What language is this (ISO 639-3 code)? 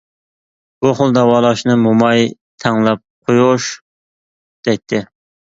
uig